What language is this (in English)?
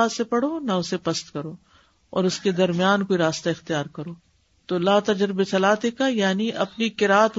Urdu